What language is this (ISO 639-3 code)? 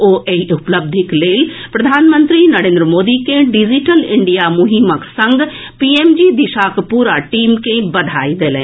mai